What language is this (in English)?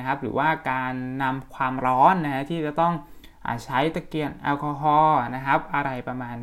Thai